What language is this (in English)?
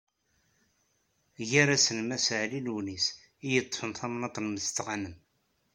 Kabyle